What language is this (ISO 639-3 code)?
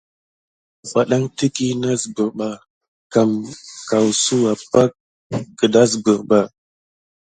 gid